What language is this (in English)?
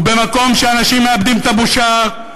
Hebrew